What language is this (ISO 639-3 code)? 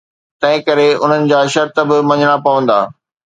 snd